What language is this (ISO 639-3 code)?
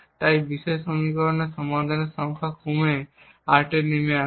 ben